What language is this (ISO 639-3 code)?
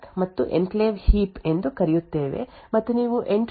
kan